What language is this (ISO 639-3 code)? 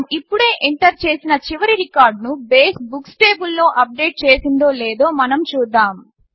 tel